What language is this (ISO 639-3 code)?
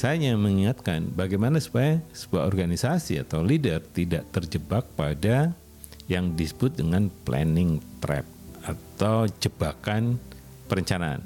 ind